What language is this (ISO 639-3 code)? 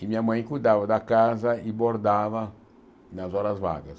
por